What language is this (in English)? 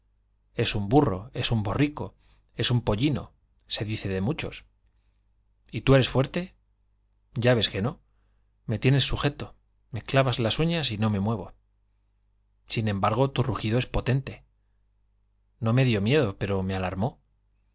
Spanish